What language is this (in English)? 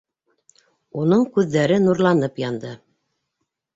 Bashkir